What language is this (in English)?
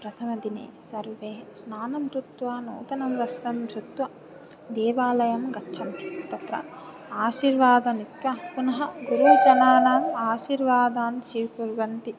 Sanskrit